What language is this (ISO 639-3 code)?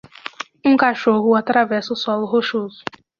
por